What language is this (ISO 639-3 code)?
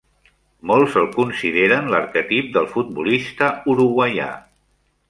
cat